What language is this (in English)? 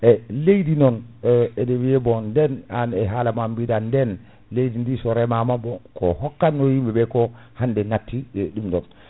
Fula